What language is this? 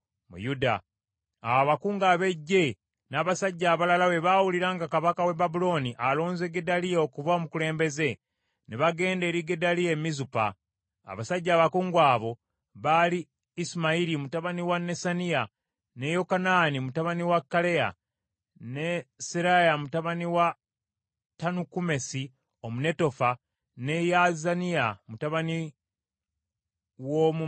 Ganda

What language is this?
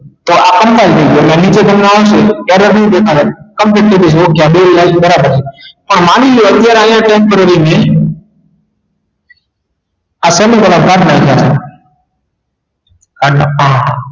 Gujarati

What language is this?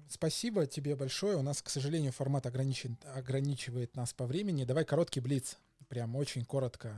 Russian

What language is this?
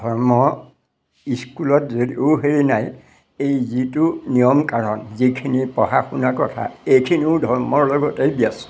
Assamese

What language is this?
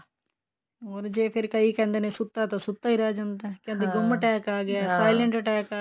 Punjabi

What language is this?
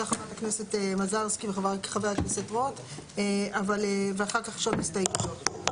Hebrew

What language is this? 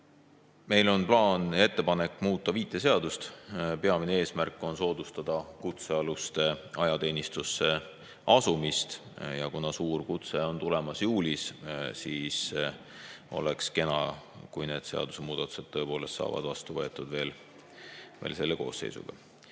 Estonian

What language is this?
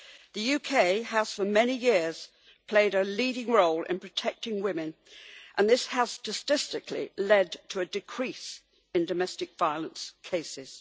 English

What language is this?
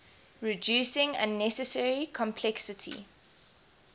English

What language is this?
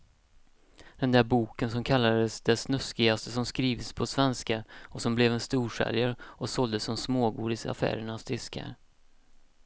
Swedish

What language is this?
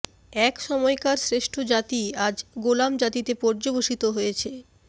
Bangla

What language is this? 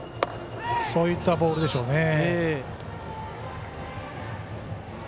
Japanese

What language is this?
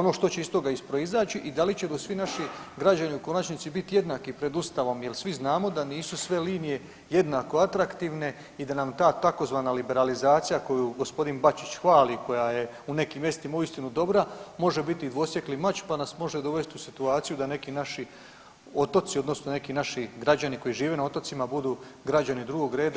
Croatian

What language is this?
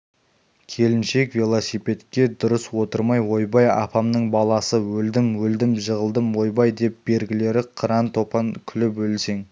Kazakh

